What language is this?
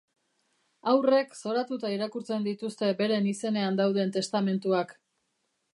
Basque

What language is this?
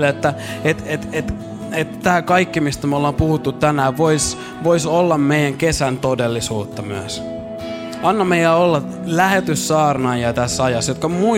Finnish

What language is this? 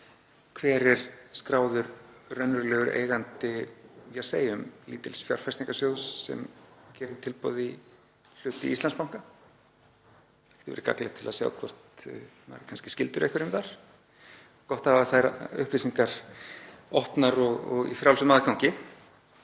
Icelandic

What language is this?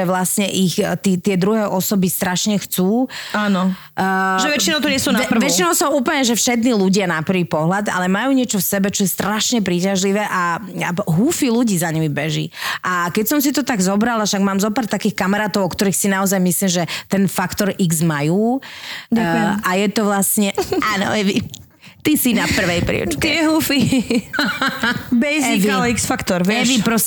Slovak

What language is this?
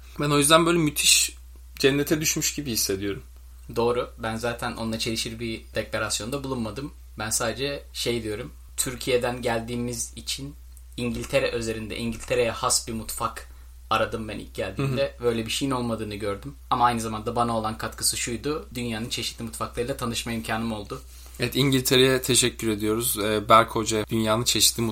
Turkish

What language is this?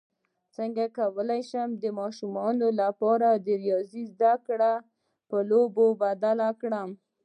Pashto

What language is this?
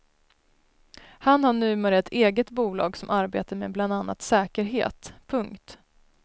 Swedish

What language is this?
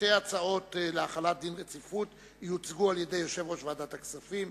Hebrew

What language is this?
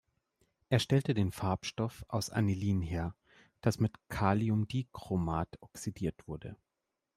German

